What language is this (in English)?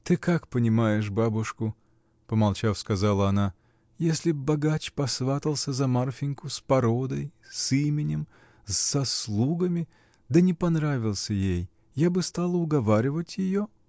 Russian